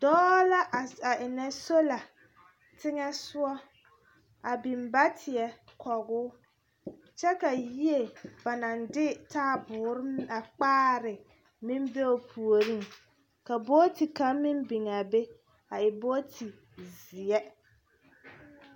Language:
Southern Dagaare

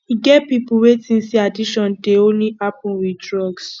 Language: Nigerian Pidgin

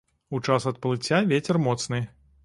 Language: Belarusian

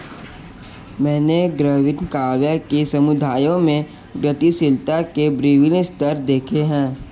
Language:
Hindi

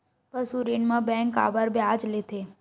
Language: Chhattisgarhi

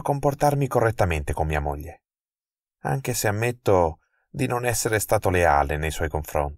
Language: Italian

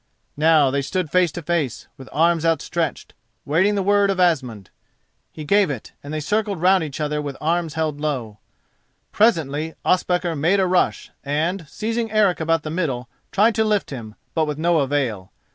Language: English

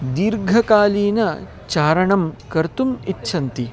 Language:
Sanskrit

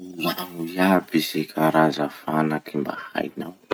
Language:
Masikoro Malagasy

